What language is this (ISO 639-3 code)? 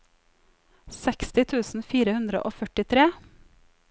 nor